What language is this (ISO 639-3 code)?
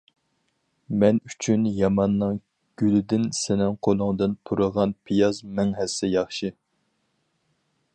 uig